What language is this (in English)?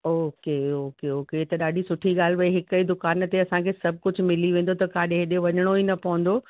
Sindhi